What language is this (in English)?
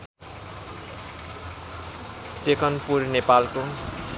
Nepali